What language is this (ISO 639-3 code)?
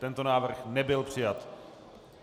ces